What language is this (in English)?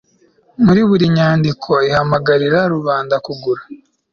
Kinyarwanda